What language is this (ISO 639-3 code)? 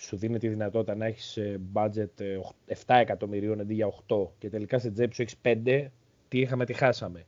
ell